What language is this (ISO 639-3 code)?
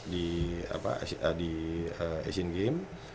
ind